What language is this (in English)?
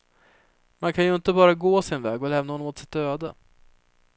Swedish